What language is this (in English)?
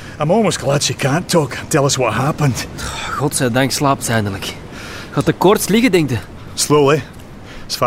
Dutch